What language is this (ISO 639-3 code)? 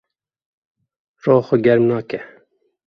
kur